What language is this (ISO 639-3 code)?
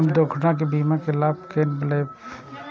mai